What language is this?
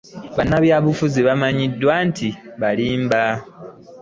Ganda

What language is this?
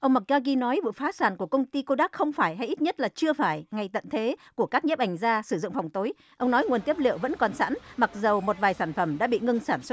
Vietnamese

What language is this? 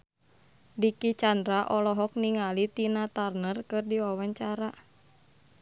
Sundanese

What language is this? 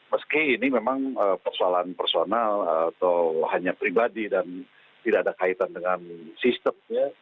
Indonesian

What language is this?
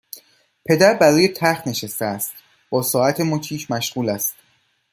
Persian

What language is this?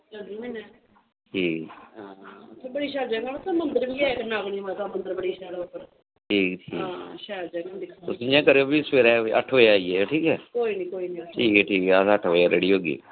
Dogri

